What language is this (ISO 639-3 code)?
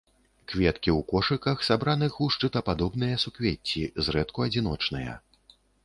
bel